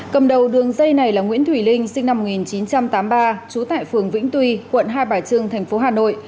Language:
Vietnamese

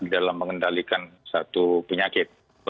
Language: Indonesian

